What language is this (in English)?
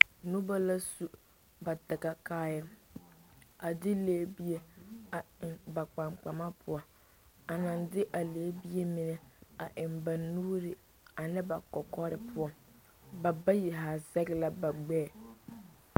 Southern Dagaare